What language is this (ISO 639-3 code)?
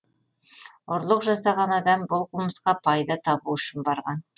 kaz